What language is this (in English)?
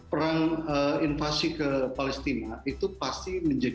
Indonesian